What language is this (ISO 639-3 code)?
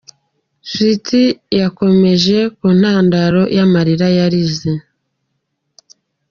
kin